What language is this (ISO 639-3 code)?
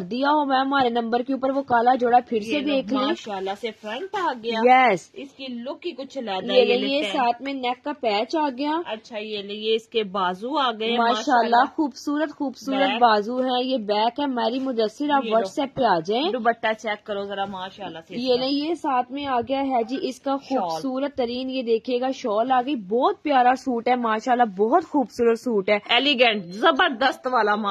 hin